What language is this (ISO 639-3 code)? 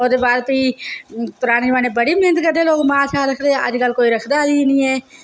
doi